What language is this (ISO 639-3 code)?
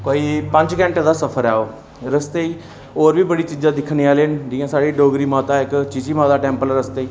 doi